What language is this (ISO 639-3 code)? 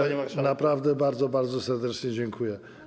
pol